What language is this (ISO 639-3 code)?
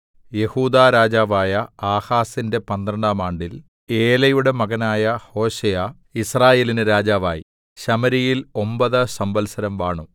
mal